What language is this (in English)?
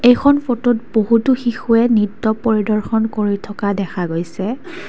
Assamese